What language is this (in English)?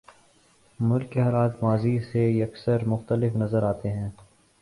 Urdu